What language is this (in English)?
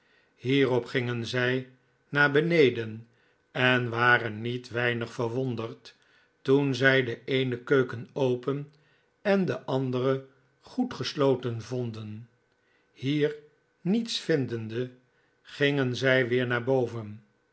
Dutch